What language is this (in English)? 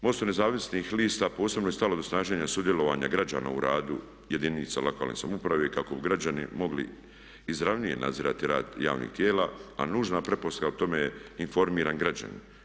Croatian